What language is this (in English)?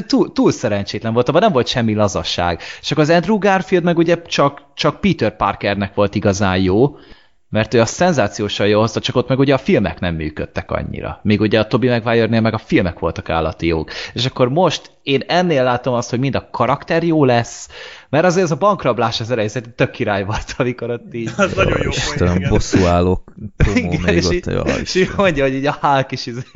Hungarian